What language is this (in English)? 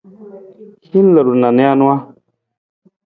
Nawdm